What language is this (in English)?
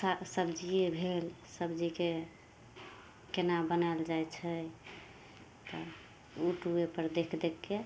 Maithili